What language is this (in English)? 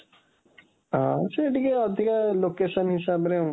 Odia